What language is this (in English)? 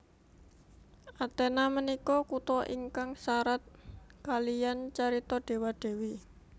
Javanese